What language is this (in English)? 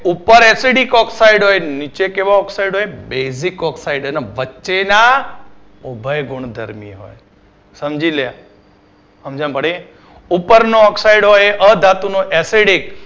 Gujarati